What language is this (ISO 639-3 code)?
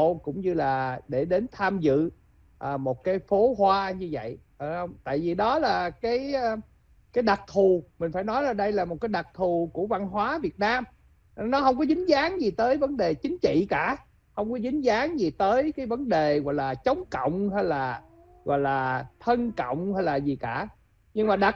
vie